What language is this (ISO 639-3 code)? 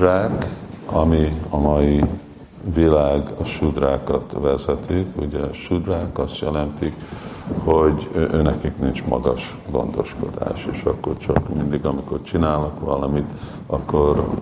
hun